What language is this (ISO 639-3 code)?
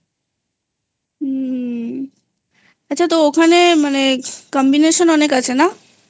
ben